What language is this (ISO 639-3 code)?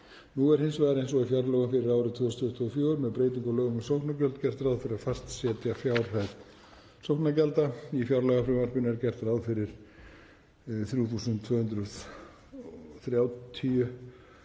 isl